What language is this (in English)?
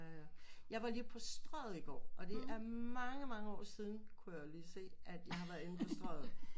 Danish